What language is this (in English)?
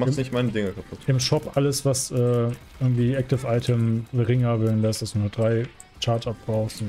German